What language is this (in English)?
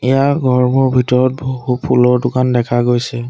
Assamese